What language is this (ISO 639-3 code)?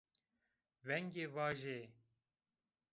zza